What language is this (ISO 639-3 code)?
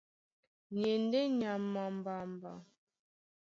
dua